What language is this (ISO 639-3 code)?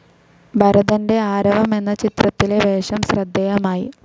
mal